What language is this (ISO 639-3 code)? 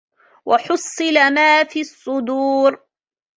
ara